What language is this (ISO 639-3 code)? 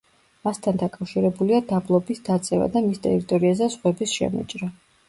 kat